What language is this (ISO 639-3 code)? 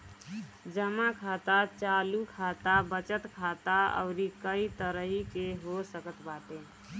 bho